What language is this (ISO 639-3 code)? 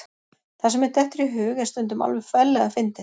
isl